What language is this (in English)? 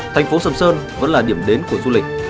Vietnamese